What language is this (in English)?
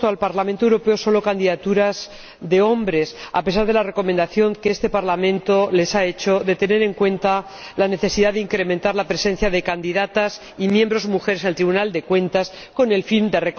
Spanish